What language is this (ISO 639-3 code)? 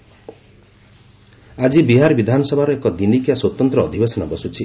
ori